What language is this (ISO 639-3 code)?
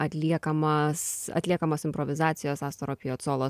lit